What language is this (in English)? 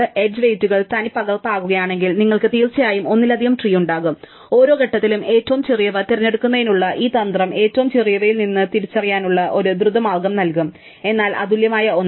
Malayalam